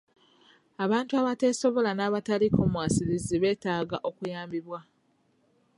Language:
Ganda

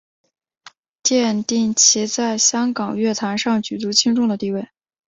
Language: Chinese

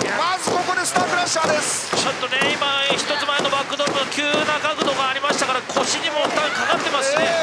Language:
Japanese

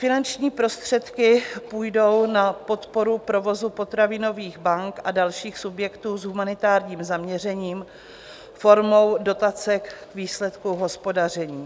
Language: Czech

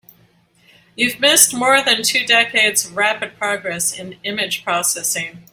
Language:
English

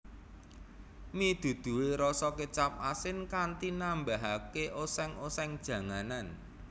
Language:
Javanese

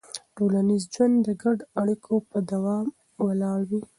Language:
Pashto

